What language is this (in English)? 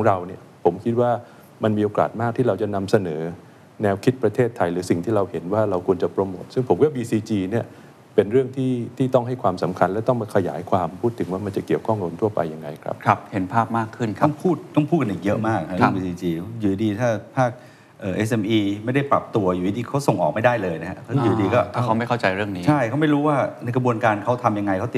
Thai